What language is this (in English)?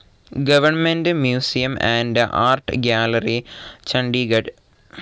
Malayalam